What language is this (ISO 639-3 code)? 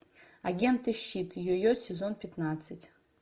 rus